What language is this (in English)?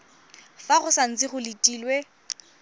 Tswana